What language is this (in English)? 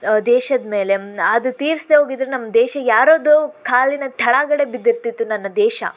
Kannada